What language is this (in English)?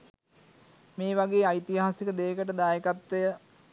Sinhala